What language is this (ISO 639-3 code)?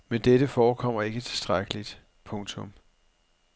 dan